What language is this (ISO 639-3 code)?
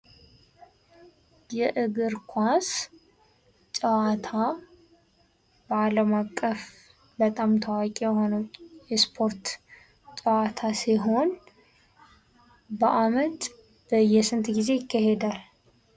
amh